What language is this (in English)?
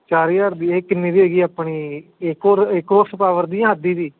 Punjabi